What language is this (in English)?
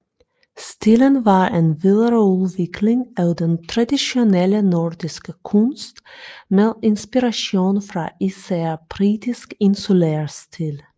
Danish